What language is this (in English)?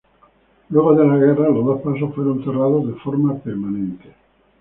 Spanish